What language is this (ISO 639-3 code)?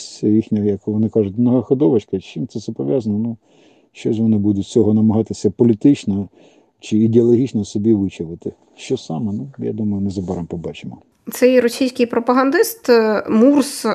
ukr